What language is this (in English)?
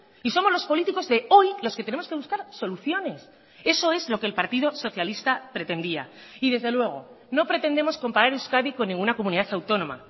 Spanish